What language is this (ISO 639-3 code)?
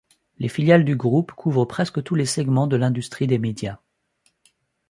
fra